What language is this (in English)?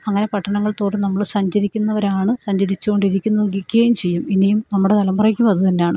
Malayalam